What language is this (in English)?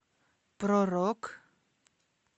Russian